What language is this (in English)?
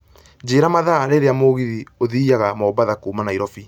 Kikuyu